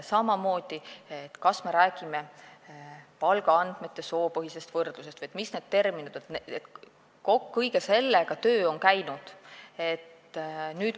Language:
Estonian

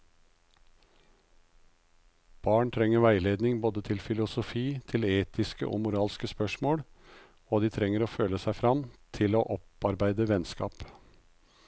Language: Norwegian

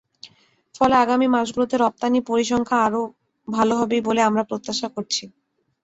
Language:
Bangla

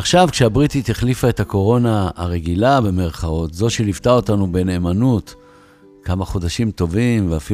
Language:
Hebrew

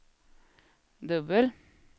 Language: Swedish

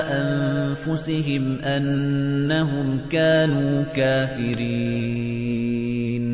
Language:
Arabic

